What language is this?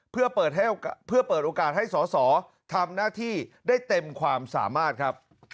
Thai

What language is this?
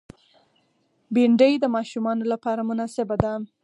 Pashto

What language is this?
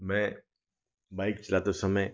Hindi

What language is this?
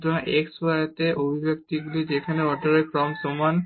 Bangla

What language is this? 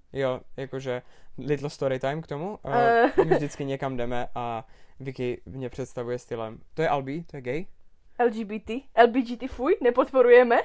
Czech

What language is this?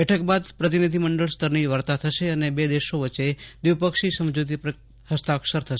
Gujarati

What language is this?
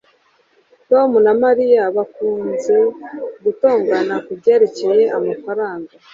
Kinyarwanda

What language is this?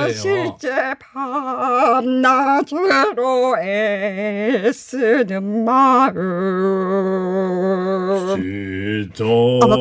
Korean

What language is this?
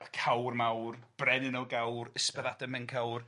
Welsh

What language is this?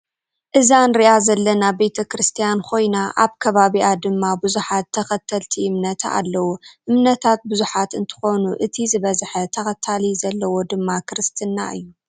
Tigrinya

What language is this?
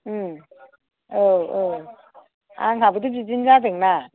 Bodo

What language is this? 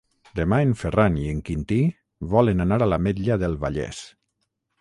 Catalan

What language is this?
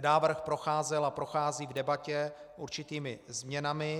Czech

